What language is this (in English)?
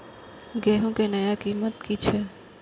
Maithili